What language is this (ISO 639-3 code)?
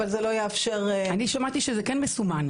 heb